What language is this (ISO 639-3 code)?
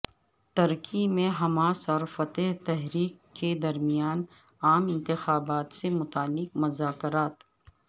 urd